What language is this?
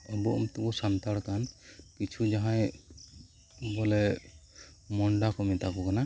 Santali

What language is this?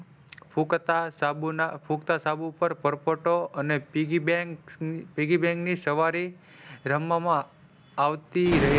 Gujarati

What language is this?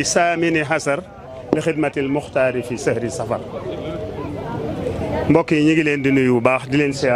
Arabic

